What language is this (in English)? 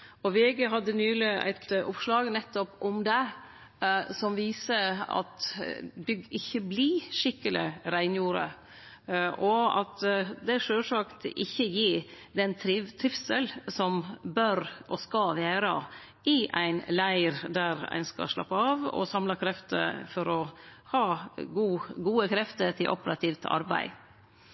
Norwegian Nynorsk